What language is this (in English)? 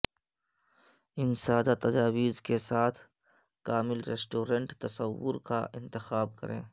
Urdu